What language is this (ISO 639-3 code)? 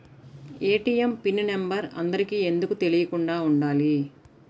tel